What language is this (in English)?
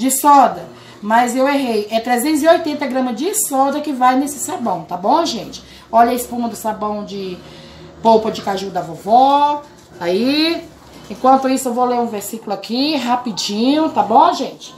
Portuguese